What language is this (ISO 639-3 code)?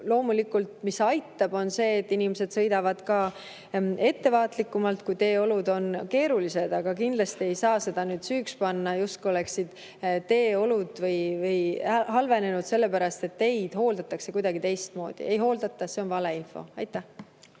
est